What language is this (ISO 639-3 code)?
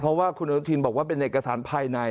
tha